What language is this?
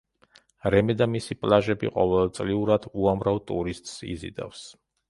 Georgian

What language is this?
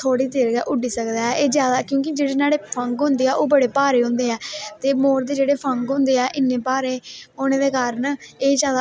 Dogri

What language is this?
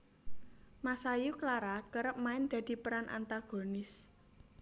Javanese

